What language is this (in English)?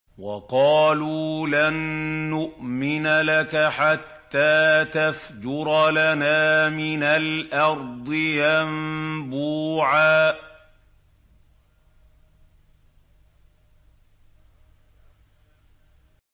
Arabic